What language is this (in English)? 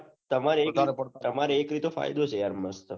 Gujarati